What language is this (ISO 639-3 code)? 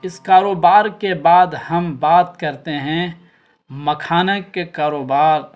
urd